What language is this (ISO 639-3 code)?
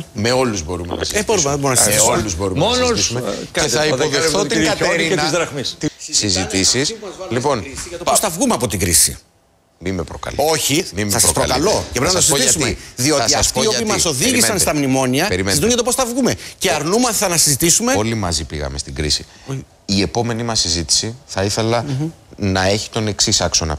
ell